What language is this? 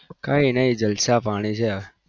Gujarati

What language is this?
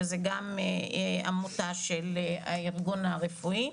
Hebrew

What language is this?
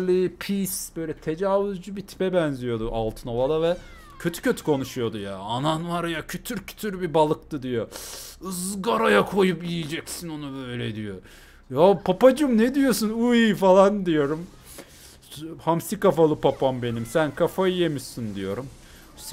Turkish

